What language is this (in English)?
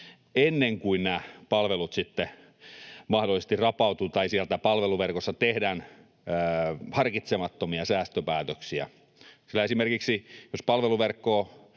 Finnish